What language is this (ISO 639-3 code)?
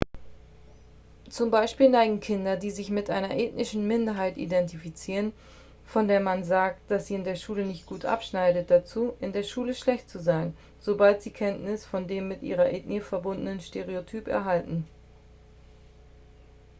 deu